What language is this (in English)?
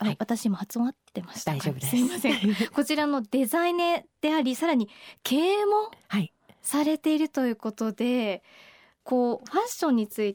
Japanese